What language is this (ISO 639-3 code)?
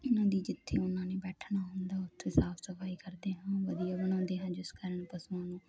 pan